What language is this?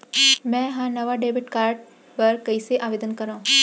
Chhattisgarhi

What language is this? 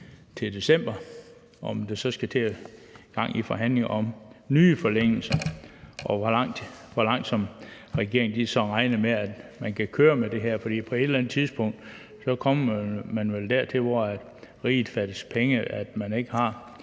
Danish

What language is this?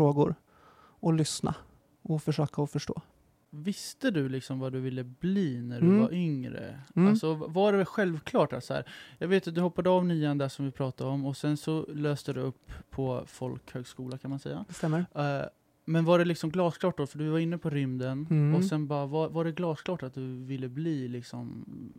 Swedish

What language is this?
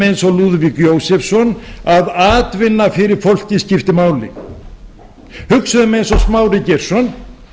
Icelandic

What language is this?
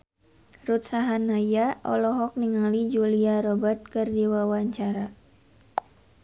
Sundanese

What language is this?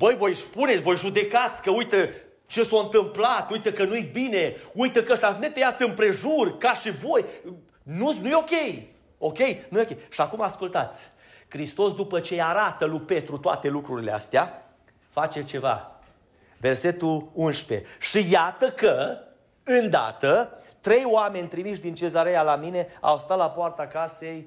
Romanian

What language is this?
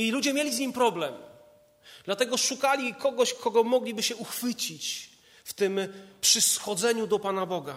Polish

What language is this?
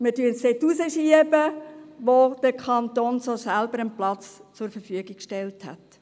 Swiss German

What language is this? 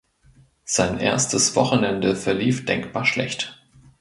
German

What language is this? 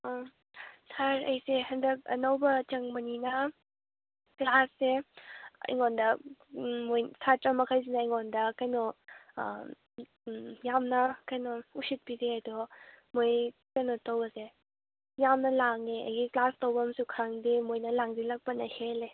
Manipuri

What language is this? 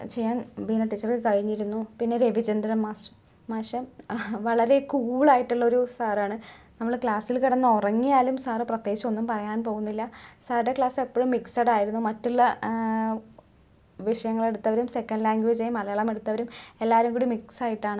Malayalam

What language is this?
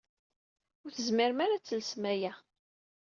Kabyle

